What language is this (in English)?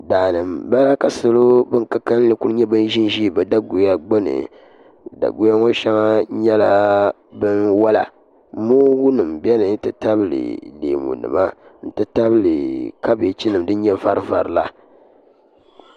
Dagbani